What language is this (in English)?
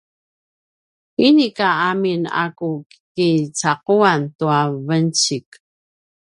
Paiwan